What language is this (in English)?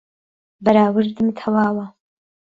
Central Kurdish